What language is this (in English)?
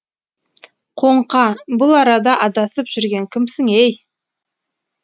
Kazakh